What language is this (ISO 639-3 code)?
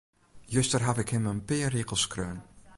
fry